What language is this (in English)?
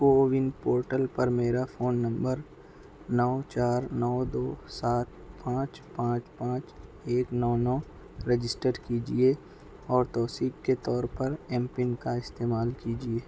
Urdu